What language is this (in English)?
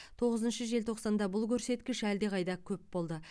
Kazakh